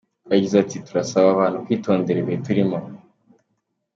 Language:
Kinyarwanda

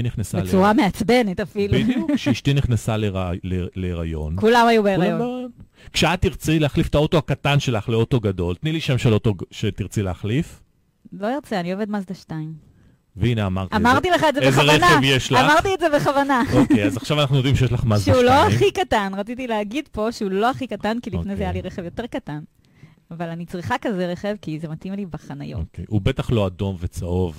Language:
Hebrew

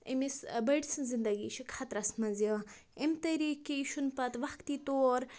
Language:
Kashmiri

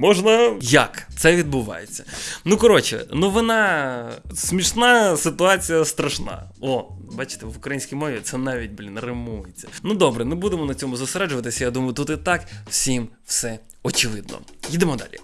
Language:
Ukrainian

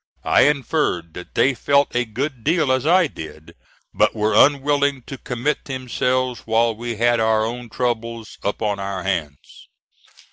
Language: English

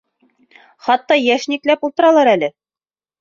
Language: Bashkir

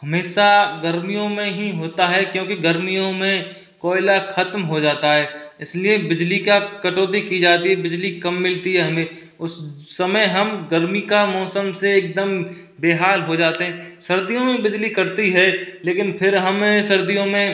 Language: Hindi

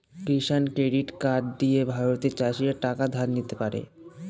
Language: Bangla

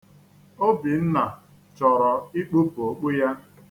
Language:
Igbo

